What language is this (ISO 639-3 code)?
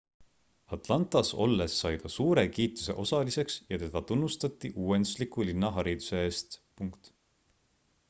est